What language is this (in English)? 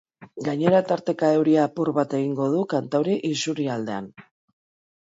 Basque